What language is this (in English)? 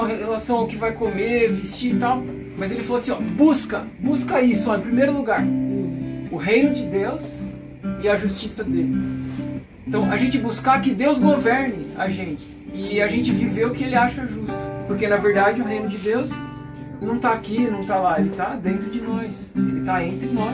Portuguese